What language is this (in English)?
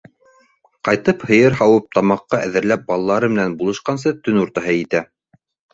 Bashkir